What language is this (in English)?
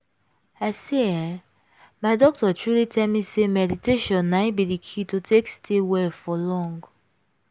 Nigerian Pidgin